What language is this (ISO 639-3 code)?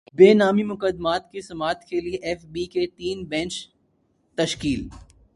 urd